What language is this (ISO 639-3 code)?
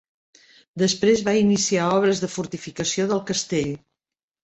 cat